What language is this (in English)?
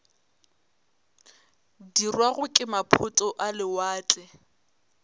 Northern Sotho